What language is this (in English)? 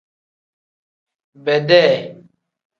Tem